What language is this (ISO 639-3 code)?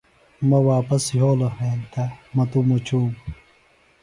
phl